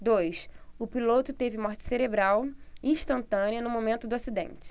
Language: Portuguese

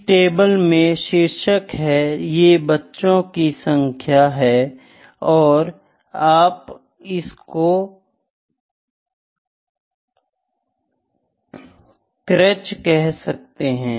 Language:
Hindi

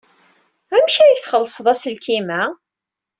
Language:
Kabyle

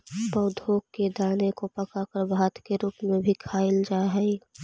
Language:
Magahi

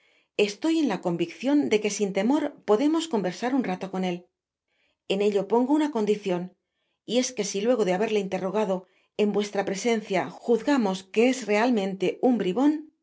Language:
Spanish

